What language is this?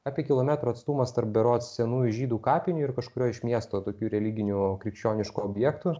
Lithuanian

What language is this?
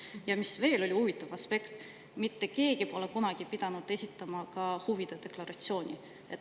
Estonian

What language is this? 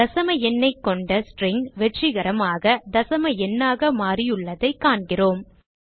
Tamil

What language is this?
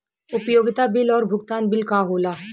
Bhojpuri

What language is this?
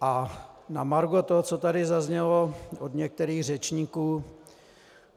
Czech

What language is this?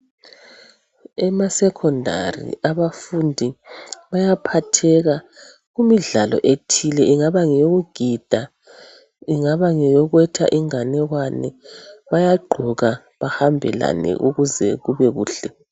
North Ndebele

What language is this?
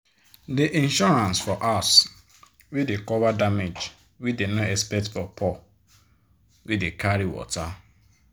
Nigerian Pidgin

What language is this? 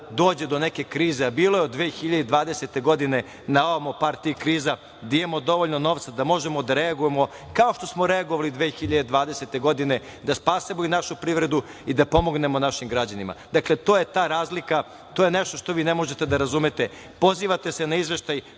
Serbian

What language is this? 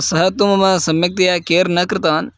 Sanskrit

